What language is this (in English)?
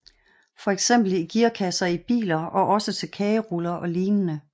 Danish